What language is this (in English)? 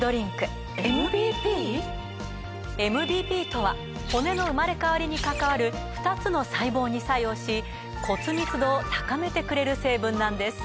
Japanese